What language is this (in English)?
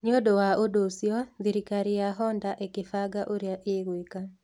Kikuyu